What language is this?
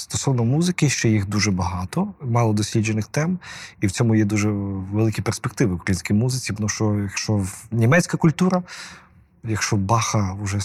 Ukrainian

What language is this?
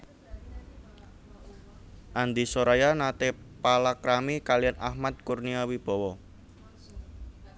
Javanese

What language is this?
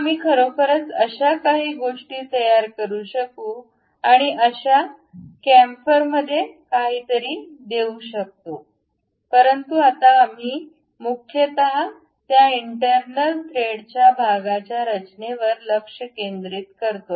Marathi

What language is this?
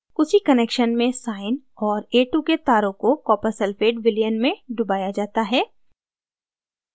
Hindi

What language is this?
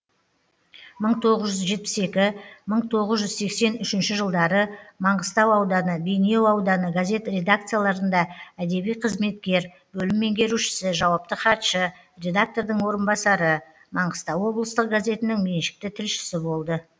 Kazakh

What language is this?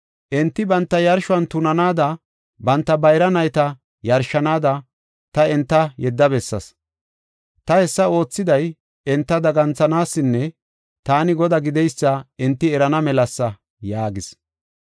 Gofa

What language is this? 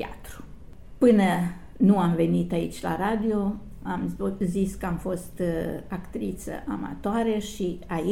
Romanian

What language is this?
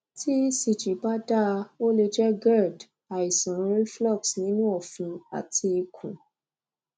Yoruba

